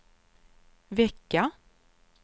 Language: Swedish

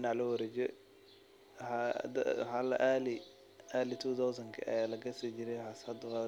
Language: Somali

